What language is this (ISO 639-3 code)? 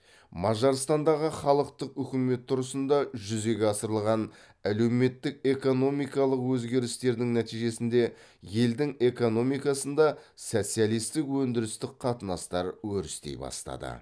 kaz